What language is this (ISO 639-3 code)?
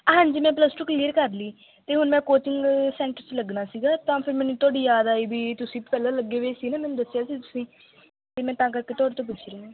pan